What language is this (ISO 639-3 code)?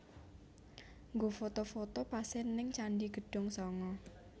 jav